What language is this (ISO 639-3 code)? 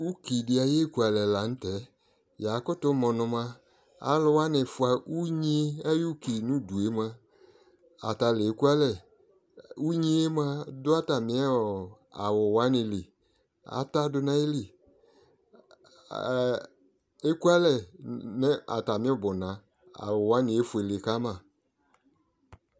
kpo